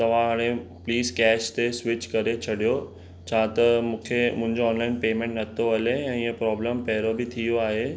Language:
Sindhi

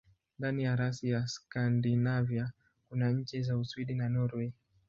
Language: Swahili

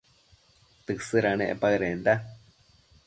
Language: Matsés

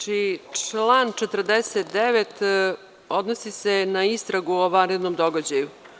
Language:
Serbian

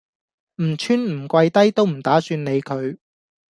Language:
Cantonese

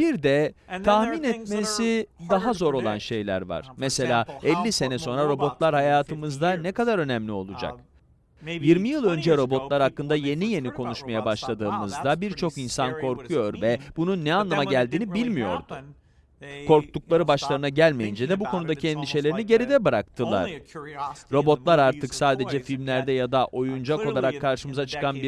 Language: Turkish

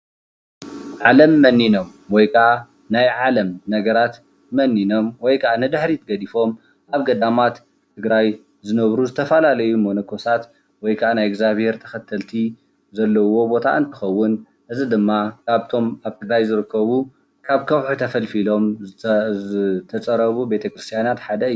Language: Tigrinya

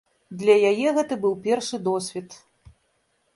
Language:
Belarusian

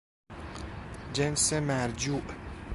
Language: Persian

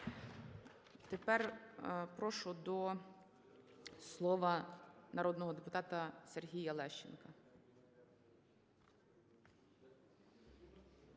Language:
Ukrainian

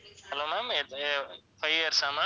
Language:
Tamil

